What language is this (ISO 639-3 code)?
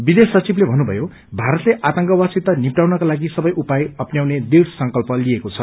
nep